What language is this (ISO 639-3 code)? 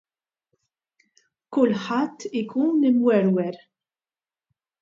mlt